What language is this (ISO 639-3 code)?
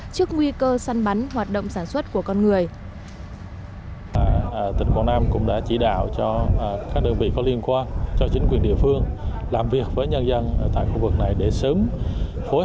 vie